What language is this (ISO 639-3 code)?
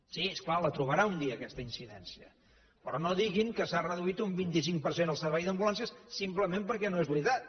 cat